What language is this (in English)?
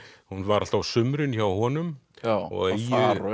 Icelandic